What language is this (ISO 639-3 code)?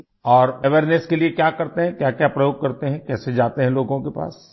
urd